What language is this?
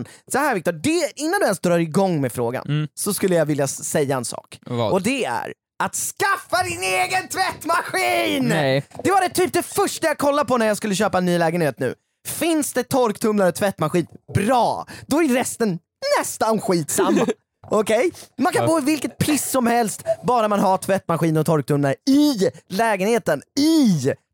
Swedish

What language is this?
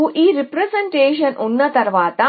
Telugu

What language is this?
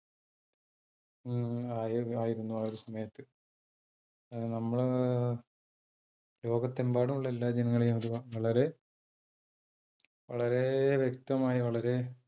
Malayalam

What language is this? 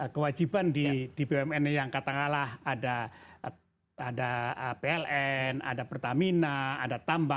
Indonesian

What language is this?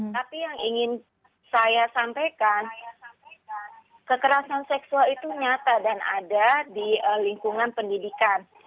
Indonesian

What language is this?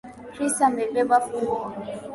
Swahili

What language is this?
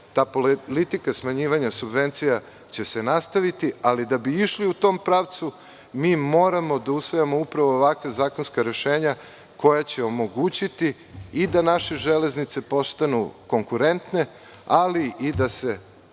Serbian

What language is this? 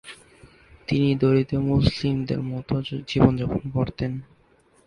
Bangla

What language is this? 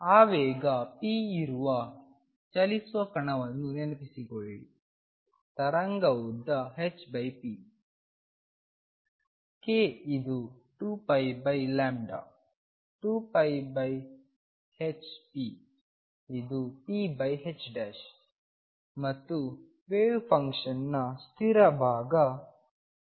Kannada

